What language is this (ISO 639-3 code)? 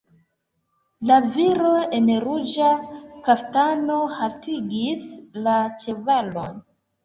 epo